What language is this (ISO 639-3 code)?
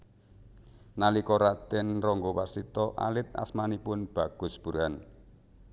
jav